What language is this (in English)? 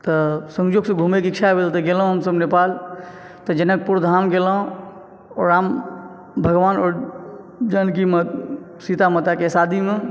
Maithili